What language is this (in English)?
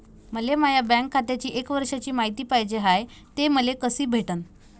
Marathi